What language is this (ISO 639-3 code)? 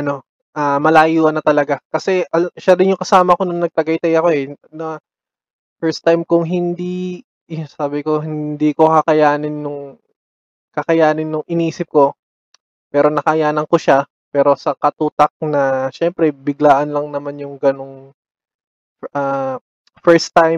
fil